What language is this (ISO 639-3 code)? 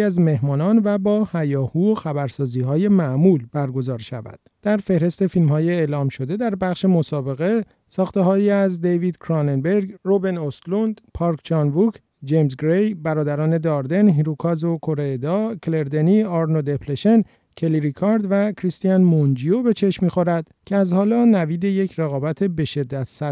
fas